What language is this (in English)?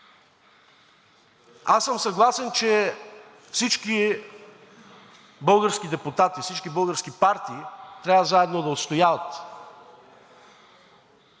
Bulgarian